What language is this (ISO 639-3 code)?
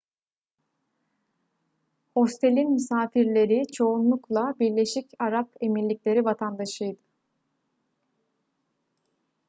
tur